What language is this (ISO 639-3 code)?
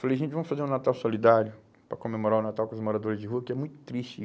por